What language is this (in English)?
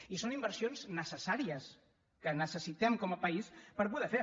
Catalan